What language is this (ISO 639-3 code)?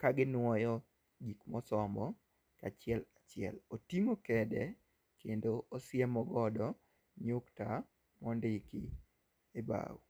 luo